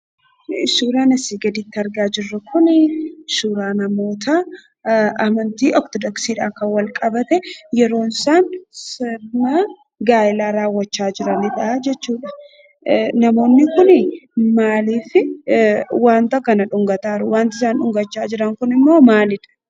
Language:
Oromo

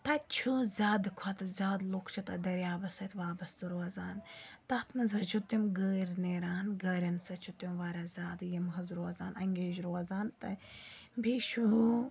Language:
Kashmiri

